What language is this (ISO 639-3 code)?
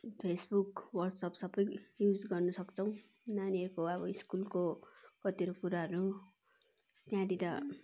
nep